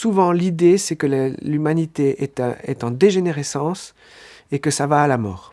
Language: French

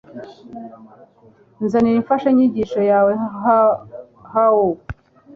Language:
Kinyarwanda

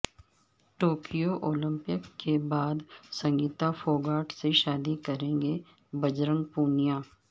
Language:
Urdu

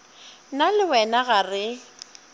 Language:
Northern Sotho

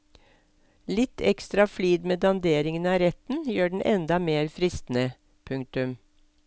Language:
Norwegian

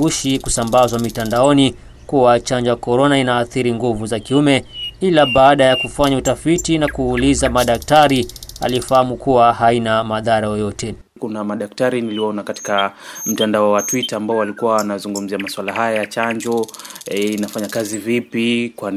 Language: Swahili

